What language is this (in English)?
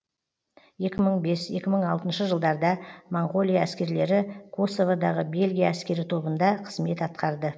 Kazakh